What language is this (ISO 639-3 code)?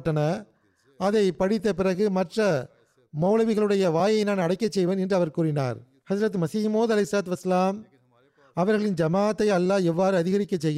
tam